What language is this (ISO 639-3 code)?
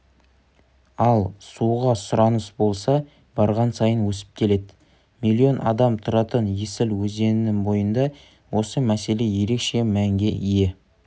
kaz